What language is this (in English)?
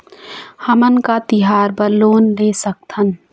Chhattisgarhi